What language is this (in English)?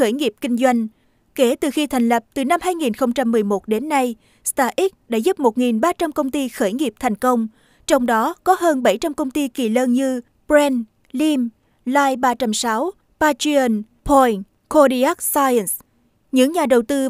Vietnamese